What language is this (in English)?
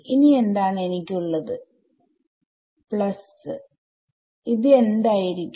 Malayalam